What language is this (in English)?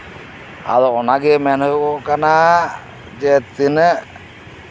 Santali